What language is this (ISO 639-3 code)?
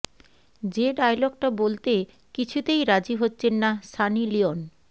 ben